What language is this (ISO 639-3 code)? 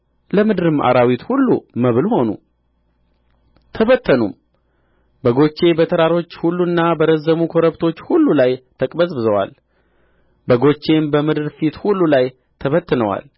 amh